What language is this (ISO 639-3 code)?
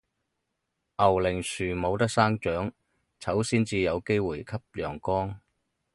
yue